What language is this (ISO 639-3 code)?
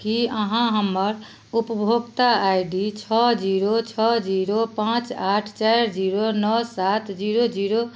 mai